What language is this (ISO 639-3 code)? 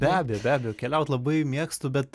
lit